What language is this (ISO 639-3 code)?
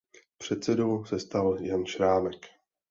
ces